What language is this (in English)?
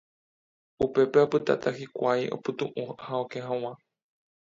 Guarani